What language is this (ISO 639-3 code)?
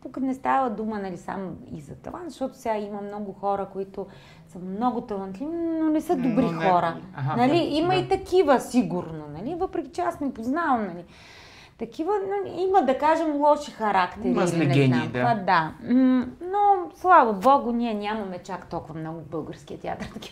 bul